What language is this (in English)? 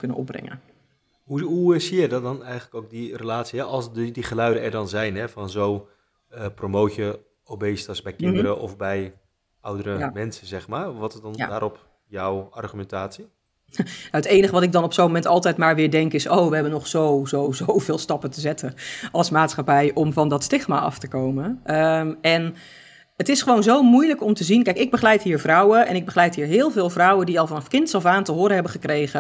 Dutch